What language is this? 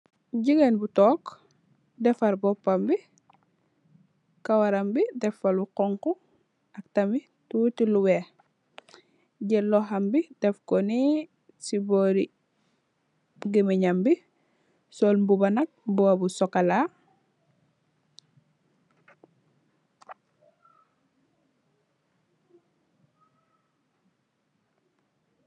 Wolof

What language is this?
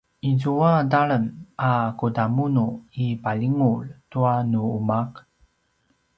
Paiwan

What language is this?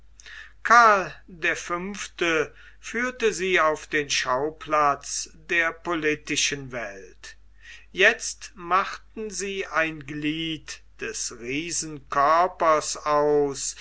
German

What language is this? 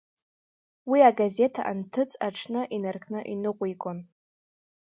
Abkhazian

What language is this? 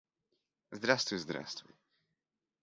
Russian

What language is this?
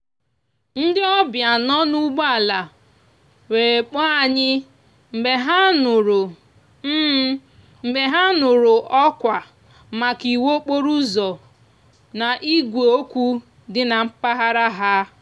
Igbo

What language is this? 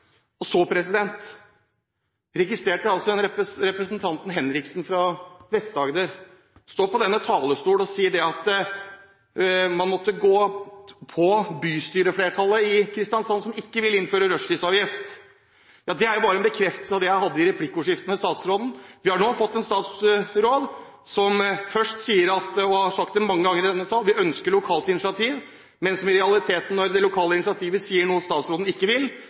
Norwegian Bokmål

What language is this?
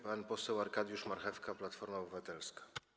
Polish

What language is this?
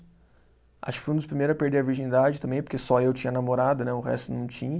Portuguese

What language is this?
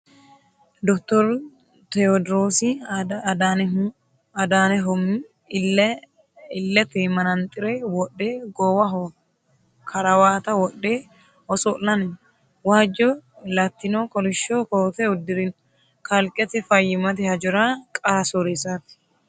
Sidamo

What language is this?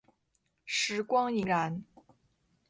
Chinese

